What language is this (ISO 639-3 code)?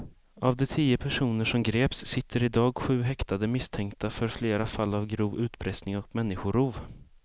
swe